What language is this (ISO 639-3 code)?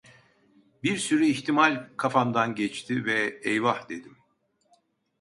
tur